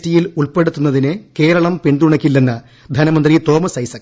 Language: Malayalam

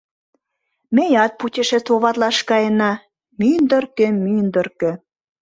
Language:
Mari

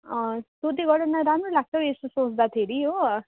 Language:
Nepali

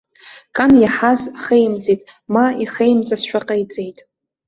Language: Abkhazian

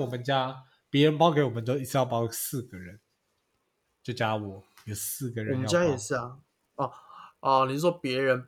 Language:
Chinese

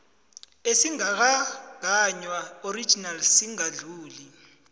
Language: South Ndebele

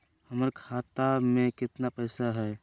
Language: Magahi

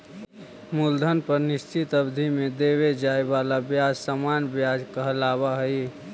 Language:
Magahi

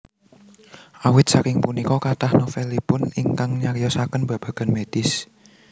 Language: Javanese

